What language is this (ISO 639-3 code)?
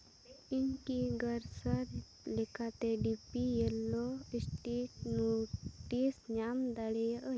sat